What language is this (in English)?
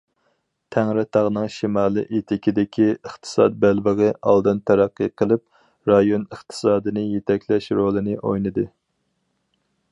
Uyghur